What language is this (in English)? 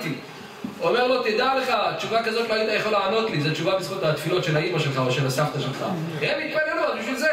Hebrew